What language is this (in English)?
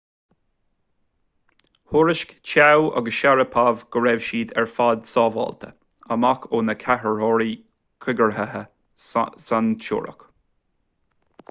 Irish